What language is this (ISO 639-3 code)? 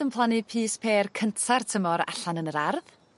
cym